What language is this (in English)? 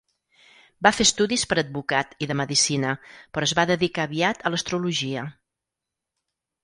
Catalan